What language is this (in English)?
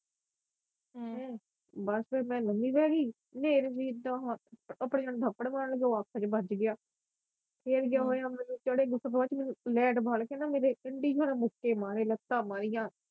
Punjabi